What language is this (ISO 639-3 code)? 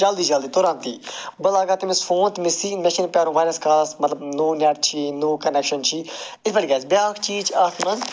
kas